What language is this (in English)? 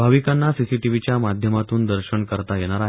Marathi